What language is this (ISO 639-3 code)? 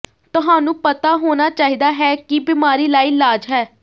pan